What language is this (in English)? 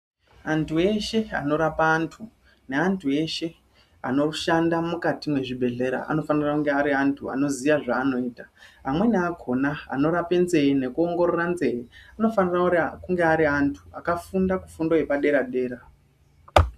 Ndau